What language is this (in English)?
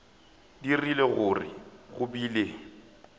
Northern Sotho